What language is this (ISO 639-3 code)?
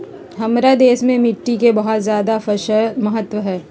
mag